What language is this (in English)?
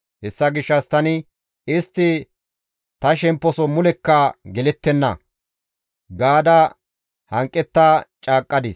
Gamo